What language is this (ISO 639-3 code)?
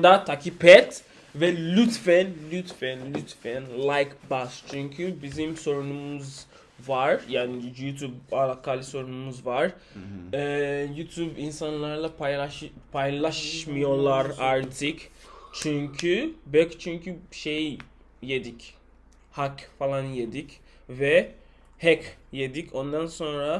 tur